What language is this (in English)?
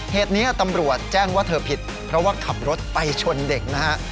Thai